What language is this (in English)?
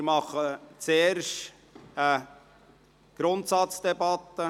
Swiss German